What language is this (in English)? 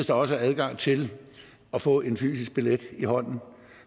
Danish